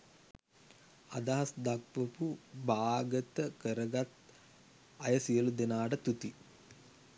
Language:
Sinhala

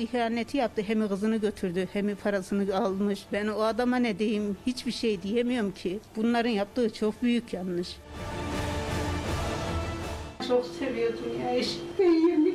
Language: Turkish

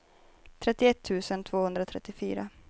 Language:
Swedish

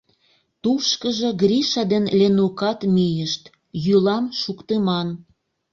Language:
Mari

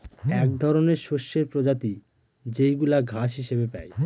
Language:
Bangla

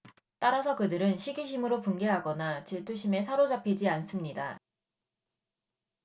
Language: Korean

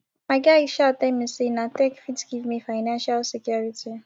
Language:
Nigerian Pidgin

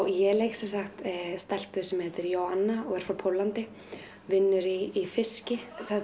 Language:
Icelandic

